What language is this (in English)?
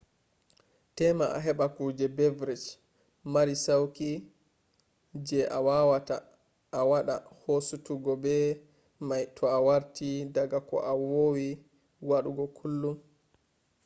Fula